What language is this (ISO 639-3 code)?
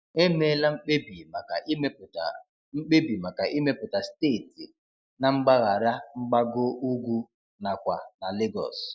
ibo